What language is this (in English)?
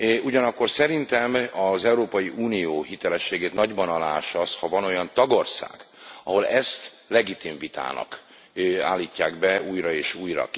Hungarian